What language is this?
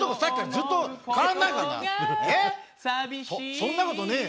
Japanese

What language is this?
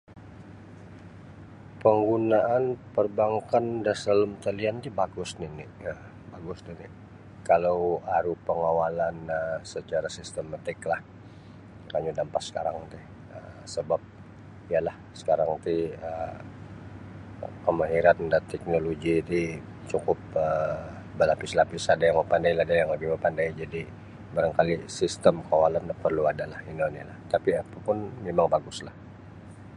Sabah Bisaya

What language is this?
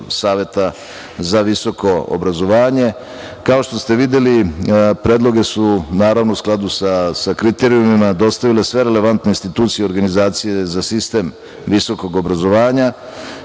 Serbian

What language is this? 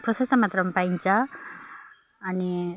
Nepali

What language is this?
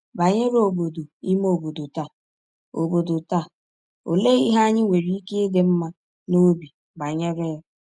Igbo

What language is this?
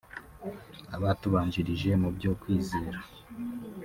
Kinyarwanda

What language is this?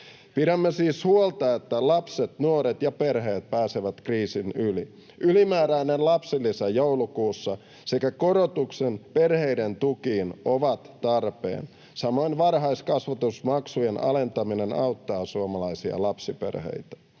Finnish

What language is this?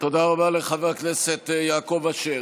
Hebrew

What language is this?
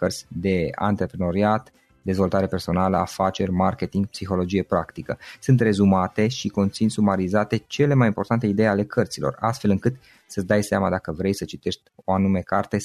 Romanian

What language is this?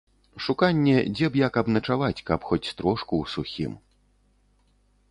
Belarusian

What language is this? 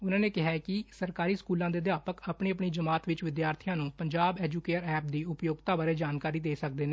Punjabi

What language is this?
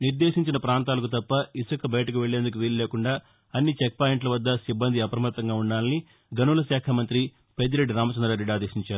Telugu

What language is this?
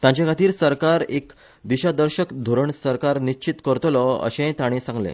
Konkani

